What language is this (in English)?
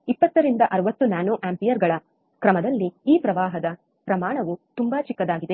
Kannada